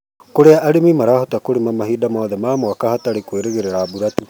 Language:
Kikuyu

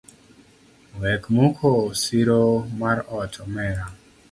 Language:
Luo (Kenya and Tanzania)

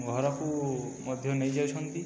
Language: Odia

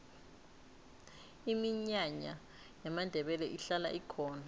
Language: South Ndebele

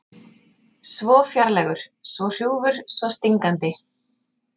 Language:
Icelandic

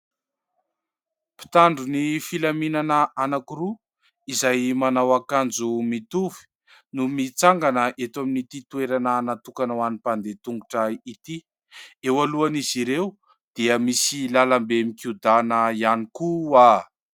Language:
Malagasy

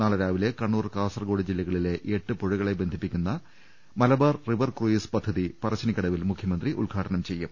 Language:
Malayalam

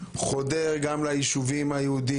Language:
Hebrew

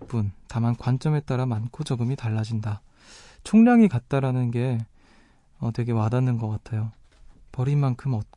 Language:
Korean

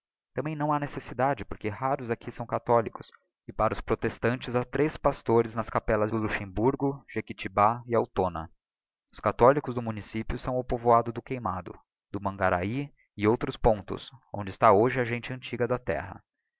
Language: Portuguese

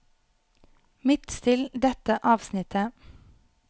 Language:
Norwegian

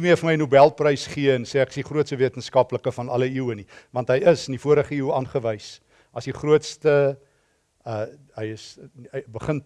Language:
Dutch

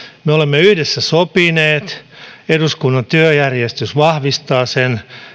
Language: Finnish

